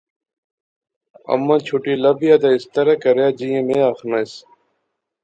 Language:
Pahari-Potwari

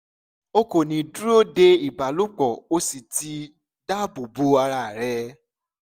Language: Yoruba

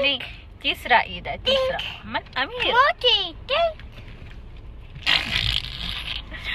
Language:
Arabic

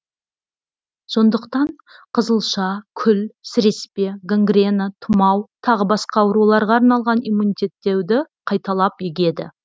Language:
Kazakh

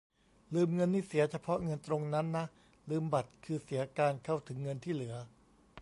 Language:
Thai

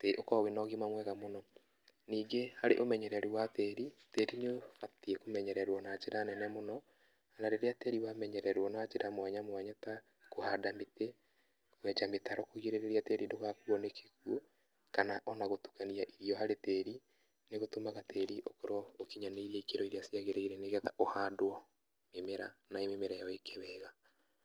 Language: Kikuyu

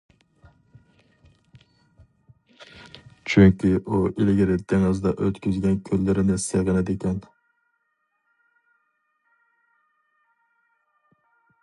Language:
Uyghur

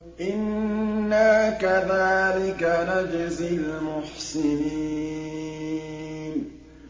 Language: Arabic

